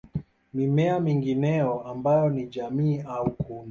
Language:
Swahili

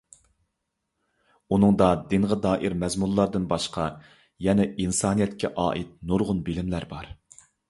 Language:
Uyghur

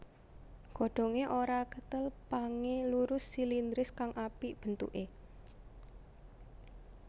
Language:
Javanese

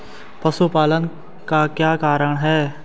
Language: Hindi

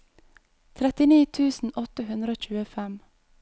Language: Norwegian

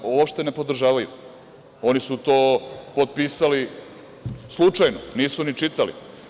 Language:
Serbian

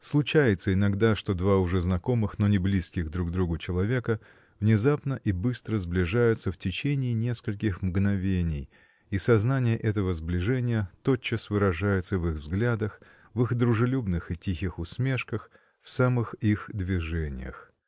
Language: Russian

